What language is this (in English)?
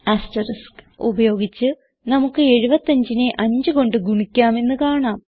Malayalam